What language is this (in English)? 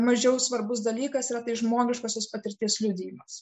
Lithuanian